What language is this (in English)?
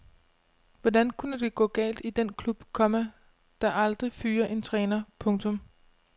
Danish